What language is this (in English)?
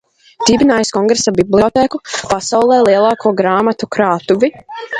Latvian